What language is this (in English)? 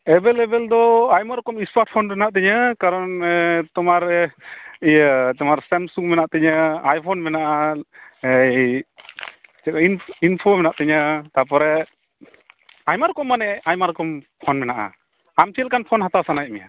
Santali